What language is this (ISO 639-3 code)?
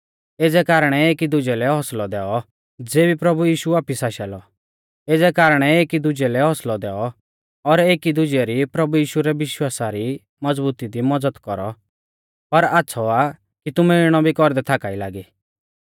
bfz